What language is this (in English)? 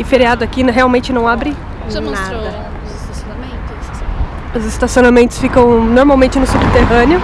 Portuguese